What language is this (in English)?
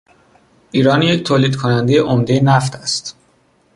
Persian